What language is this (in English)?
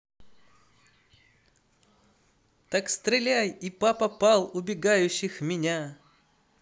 Russian